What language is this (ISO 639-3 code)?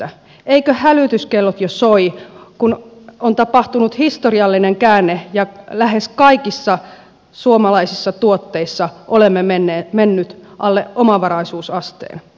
fin